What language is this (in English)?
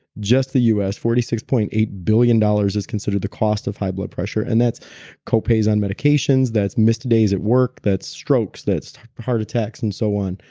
English